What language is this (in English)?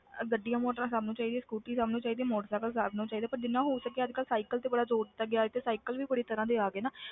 Punjabi